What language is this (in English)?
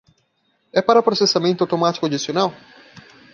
Portuguese